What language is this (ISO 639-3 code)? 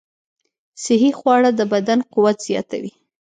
pus